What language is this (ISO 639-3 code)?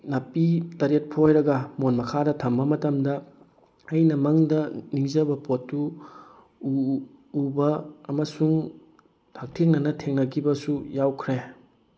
mni